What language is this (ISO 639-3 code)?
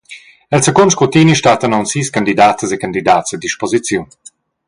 roh